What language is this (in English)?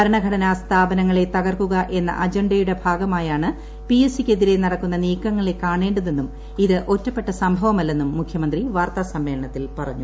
Malayalam